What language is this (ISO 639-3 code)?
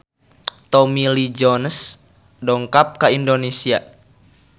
sun